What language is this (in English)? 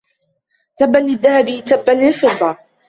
Arabic